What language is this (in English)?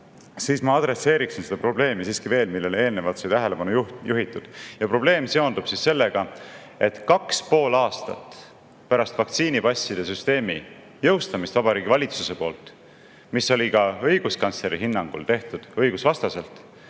Estonian